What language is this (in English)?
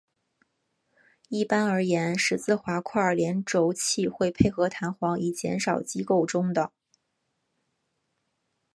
Chinese